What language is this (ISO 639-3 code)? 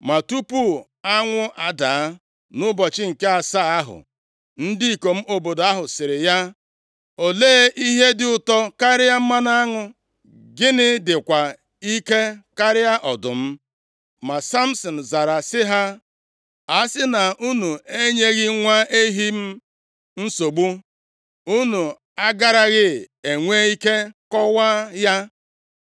ibo